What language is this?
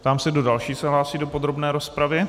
Czech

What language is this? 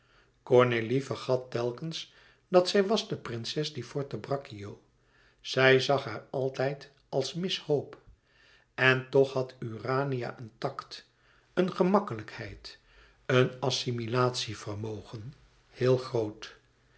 Dutch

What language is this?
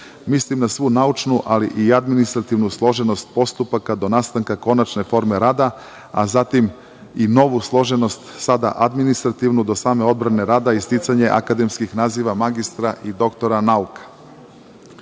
Serbian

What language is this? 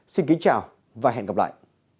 Vietnamese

